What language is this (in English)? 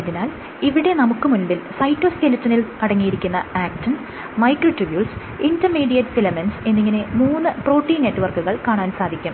Malayalam